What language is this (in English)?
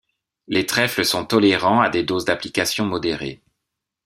French